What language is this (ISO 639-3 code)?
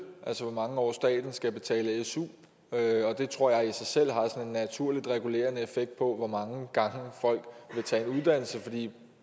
dan